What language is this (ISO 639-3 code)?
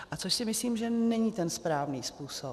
ces